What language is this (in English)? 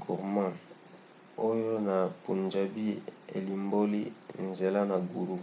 Lingala